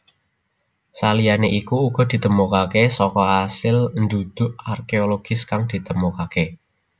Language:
Javanese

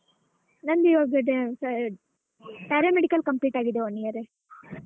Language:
Kannada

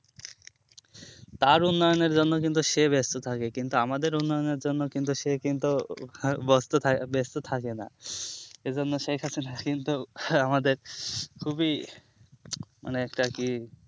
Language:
Bangla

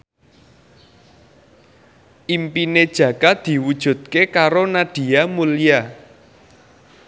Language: Javanese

